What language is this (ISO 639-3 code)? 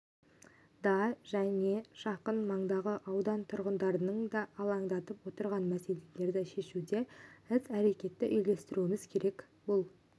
kaz